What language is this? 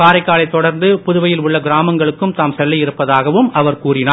Tamil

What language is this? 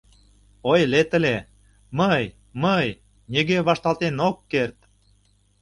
Mari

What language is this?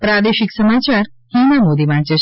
Gujarati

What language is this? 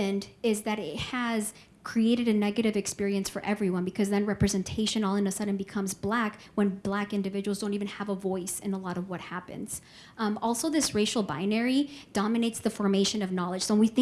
English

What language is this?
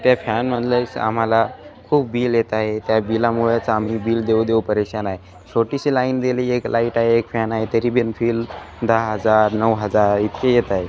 Marathi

